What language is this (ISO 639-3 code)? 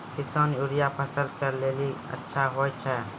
mai